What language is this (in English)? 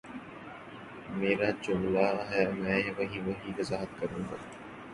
Urdu